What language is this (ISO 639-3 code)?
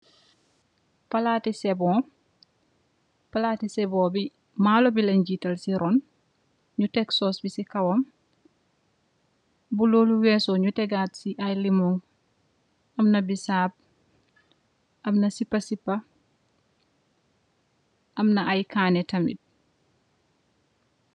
wol